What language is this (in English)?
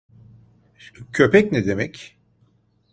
Turkish